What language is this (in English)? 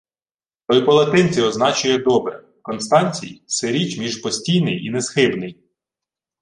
Ukrainian